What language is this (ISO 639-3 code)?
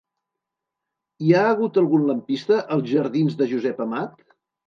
cat